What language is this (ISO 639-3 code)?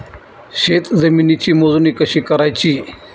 mar